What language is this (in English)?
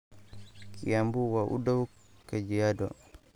Somali